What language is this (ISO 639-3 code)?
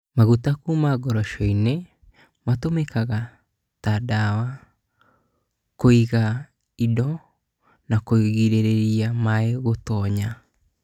kik